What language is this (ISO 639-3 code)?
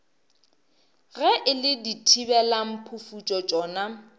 nso